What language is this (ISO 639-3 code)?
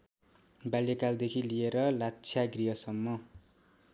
nep